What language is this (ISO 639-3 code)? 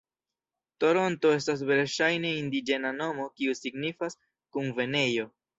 epo